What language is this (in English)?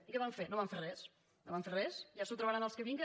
Catalan